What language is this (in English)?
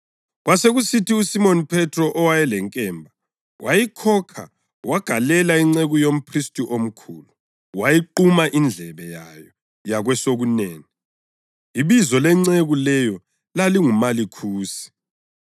North Ndebele